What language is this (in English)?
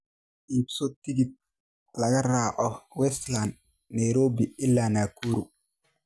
Somali